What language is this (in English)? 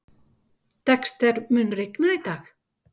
Icelandic